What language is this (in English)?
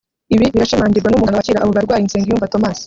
Kinyarwanda